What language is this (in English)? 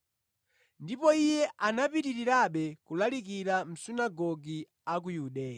Nyanja